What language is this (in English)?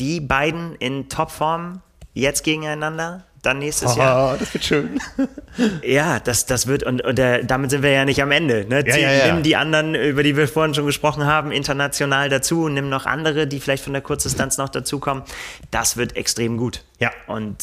German